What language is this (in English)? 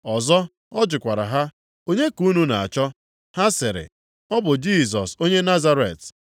Igbo